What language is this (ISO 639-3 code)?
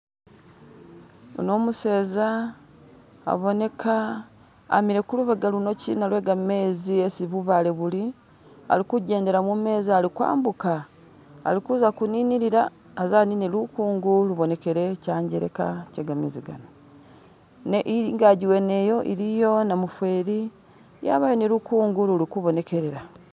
myx